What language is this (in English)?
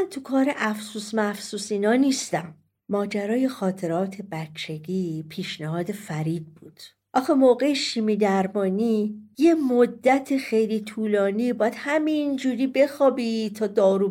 Persian